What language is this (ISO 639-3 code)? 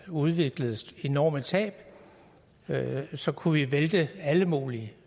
dan